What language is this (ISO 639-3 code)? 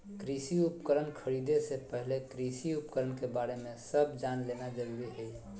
mag